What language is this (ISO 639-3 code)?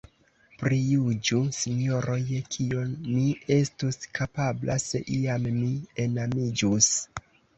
epo